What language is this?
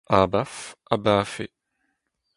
Breton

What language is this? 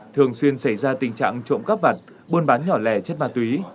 Vietnamese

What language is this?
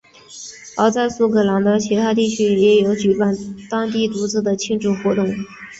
Chinese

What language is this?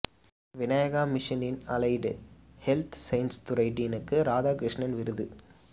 Tamil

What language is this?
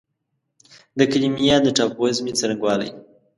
Pashto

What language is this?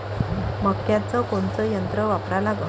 Marathi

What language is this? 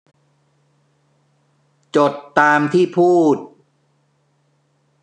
Thai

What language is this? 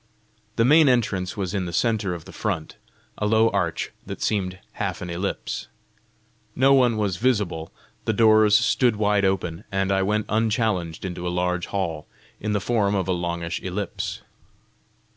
English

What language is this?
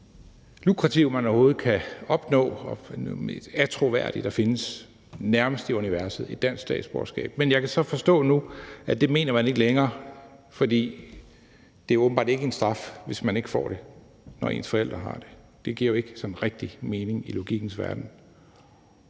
Danish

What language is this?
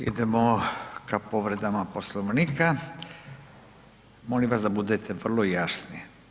Croatian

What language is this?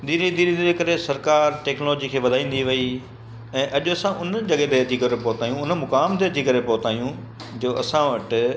Sindhi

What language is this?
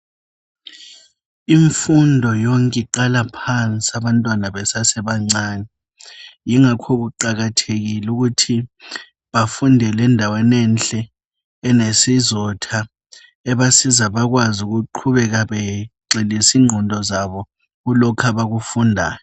North Ndebele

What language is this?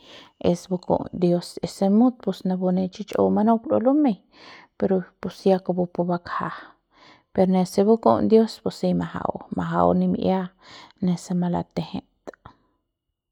Central Pame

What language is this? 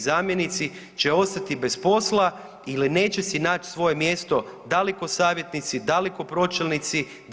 Croatian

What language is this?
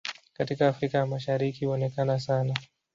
Swahili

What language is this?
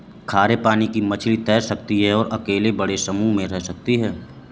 Hindi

